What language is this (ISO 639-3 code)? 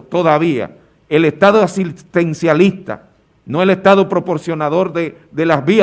spa